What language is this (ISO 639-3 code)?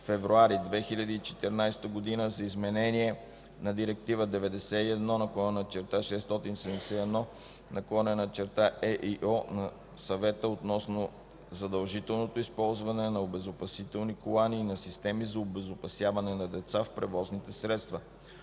bul